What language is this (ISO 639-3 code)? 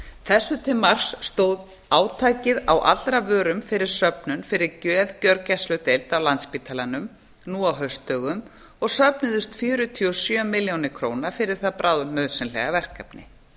isl